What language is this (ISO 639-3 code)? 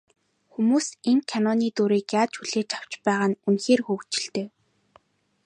mon